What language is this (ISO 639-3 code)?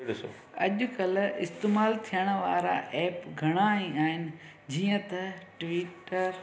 snd